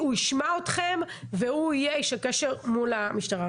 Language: Hebrew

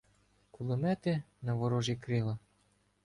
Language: Ukrainian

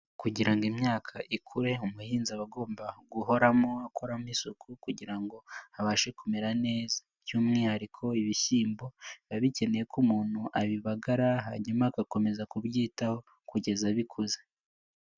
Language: Kinyarwanda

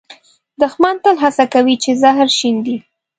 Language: Pashto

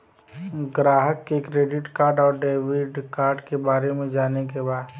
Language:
Bhojpuri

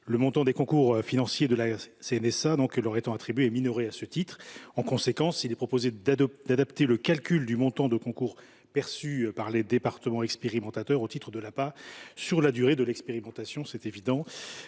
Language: French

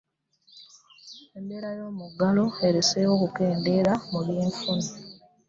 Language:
Ganda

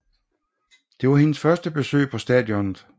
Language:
Danish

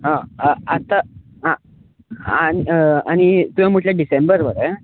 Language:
Konkani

